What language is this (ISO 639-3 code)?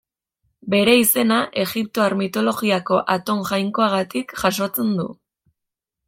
eus